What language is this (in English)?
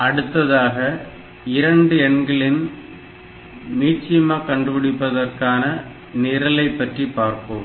Tamil